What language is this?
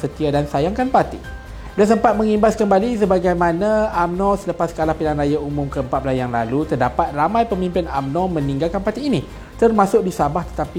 Malay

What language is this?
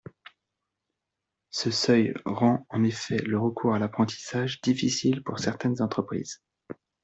French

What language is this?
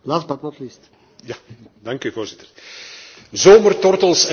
Dutch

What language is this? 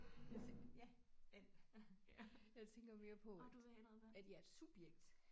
Danish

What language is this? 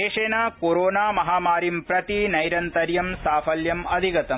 Sanskrit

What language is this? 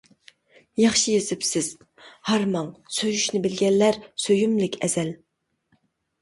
Uyghur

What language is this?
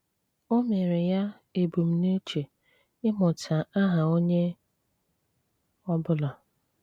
Igbo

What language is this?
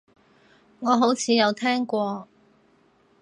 Cantonese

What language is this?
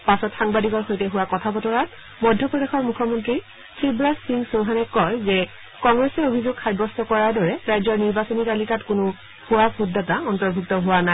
Assamese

